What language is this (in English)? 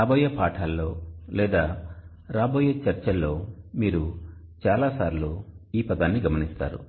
Telugu